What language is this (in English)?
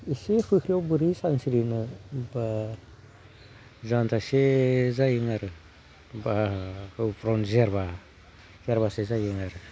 Bodo